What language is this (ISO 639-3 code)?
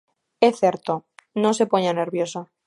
glg